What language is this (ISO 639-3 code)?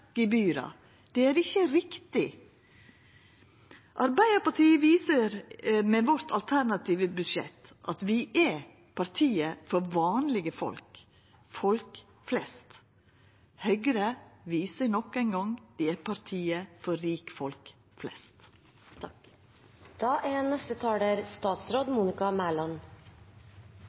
nno